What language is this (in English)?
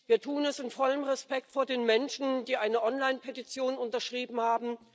German